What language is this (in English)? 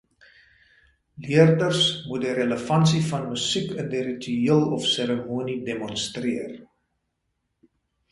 Afrikaans